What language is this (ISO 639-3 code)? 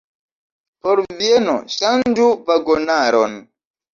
epo